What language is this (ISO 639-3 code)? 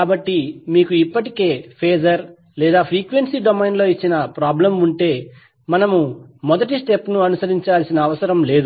tel